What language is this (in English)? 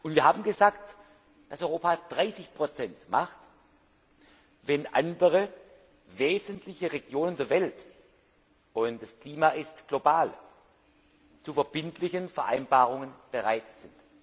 German